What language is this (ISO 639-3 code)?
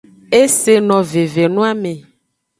ajg